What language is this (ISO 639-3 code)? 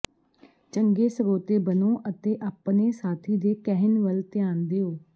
pan